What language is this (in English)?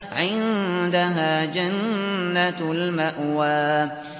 Arabic